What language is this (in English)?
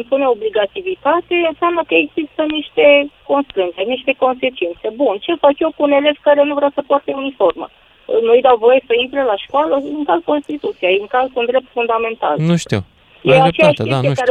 Romanian